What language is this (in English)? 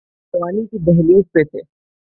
Urdu